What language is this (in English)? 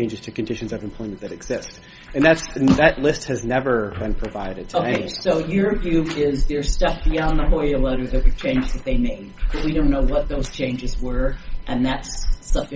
English